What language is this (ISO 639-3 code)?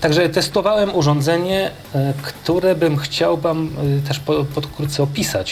pol